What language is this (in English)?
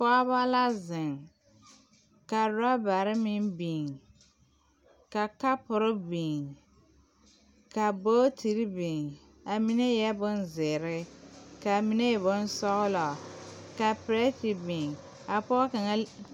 Southern Dagaare